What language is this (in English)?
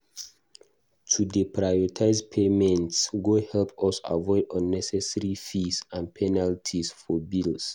Nigerian Pidgin